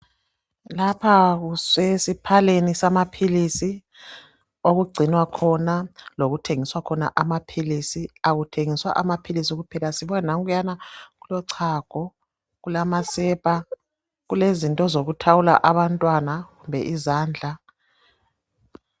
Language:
North Ndebele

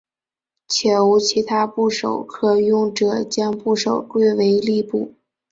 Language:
Chinese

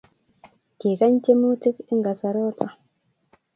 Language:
Kalenjin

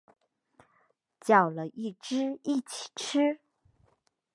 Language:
Chinese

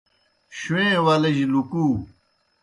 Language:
Kohistani Shina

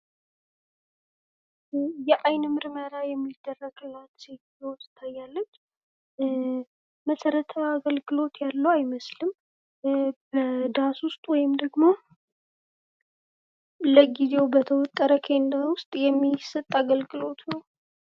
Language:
Amharic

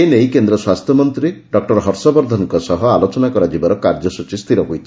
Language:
Odia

